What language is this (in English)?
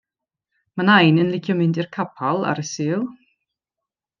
Welsh